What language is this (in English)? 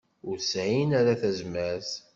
Kabyle